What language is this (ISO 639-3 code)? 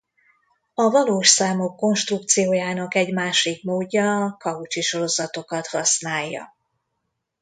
hun